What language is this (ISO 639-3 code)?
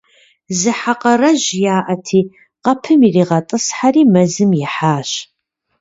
kbd